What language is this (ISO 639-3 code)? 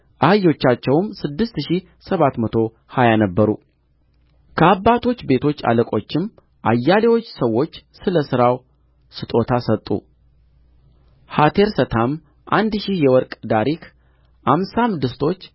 amh